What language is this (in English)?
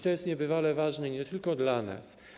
Polish